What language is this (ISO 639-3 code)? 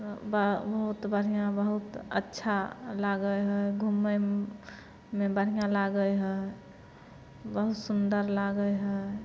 mai